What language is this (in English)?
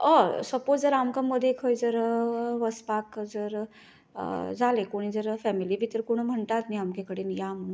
Konkani